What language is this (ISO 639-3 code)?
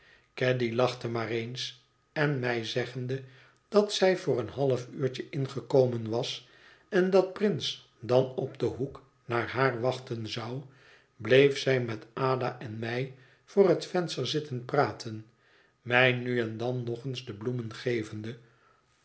nld